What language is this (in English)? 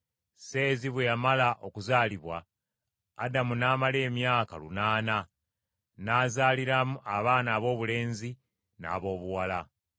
Ganda